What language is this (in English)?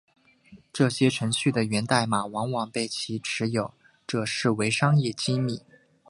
Chinese